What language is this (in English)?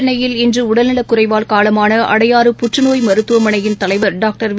Tamil